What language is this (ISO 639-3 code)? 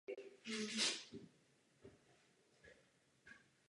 ces